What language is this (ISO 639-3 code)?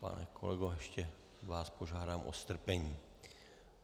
ces